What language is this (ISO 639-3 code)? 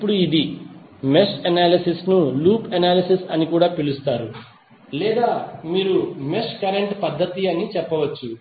tel